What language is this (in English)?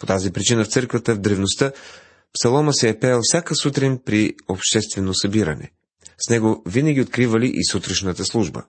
Bulgarian